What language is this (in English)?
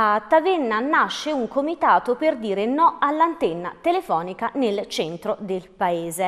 Italian